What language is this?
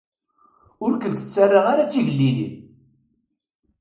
Kabyle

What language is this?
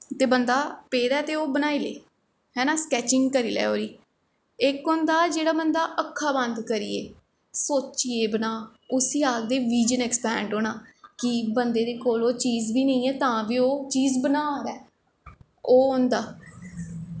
Dogri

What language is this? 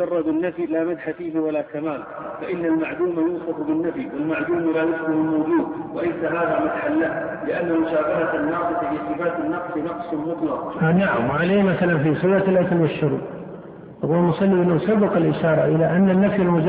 Arabic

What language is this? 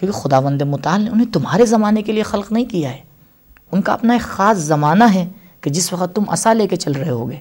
Urdu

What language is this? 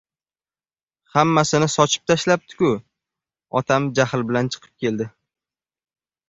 Uzbek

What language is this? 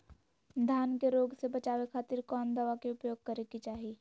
Magahi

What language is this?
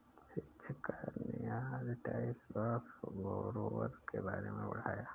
Hindi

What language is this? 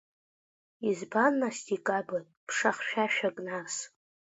Abkhazian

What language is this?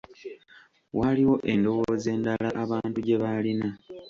Ganda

